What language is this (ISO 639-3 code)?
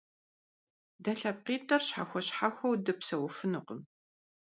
kbd